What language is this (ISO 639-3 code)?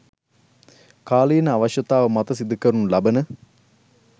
sin